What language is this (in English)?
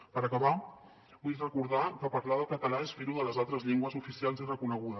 Catalan